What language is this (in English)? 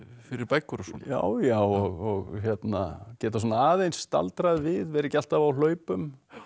Icelandic